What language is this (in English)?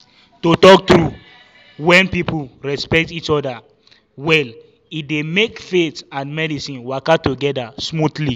Nigerian Pidgin